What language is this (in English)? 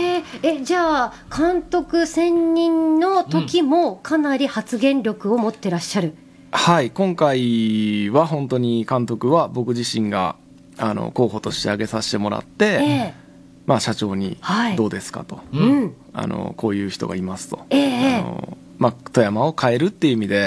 Japanese